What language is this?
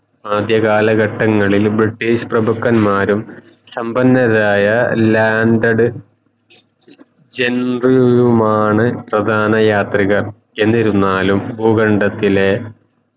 Malayalam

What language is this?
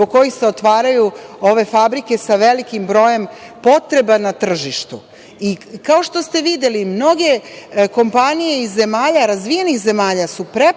Serbian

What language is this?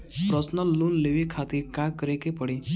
Bhojpuri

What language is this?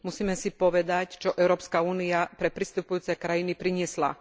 Slovak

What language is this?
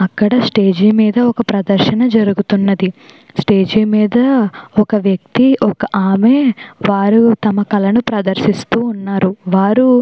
Telugu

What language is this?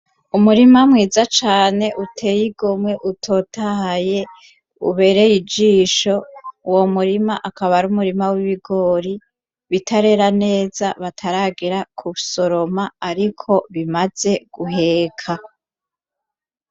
Rundi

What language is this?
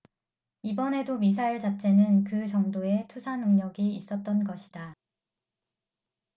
Korean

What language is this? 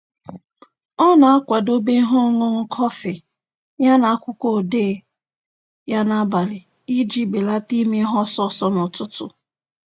Igbo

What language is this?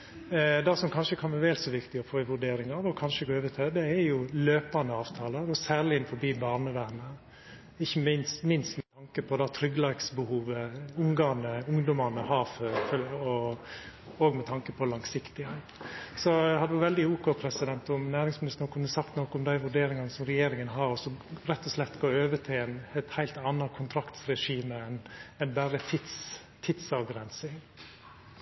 Norwegian Nynorsk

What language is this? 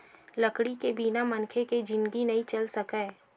Chhattisgarhi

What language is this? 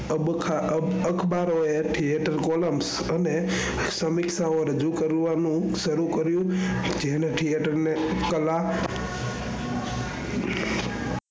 Gujarati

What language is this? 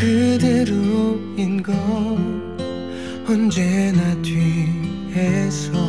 Korean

